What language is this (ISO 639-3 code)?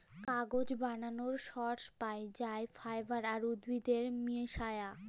ben